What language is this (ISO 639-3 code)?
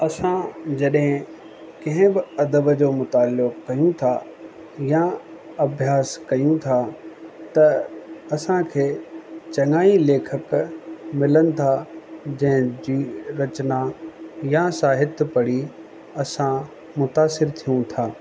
snd